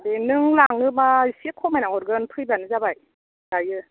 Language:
Bodo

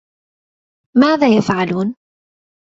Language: Arabic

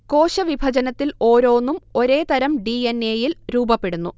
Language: Malayalam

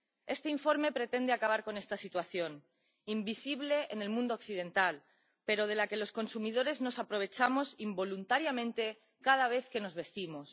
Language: Spanish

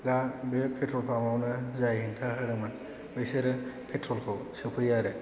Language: Bodo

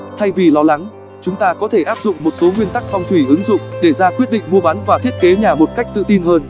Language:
Vietnamese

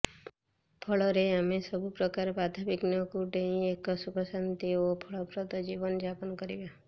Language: Odia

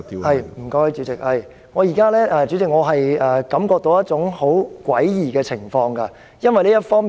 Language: Cantonese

